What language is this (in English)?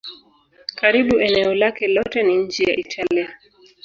Swahili